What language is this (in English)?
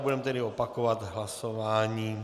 Czech